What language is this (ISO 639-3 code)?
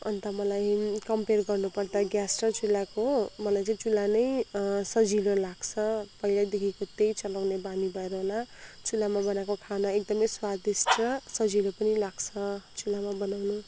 nep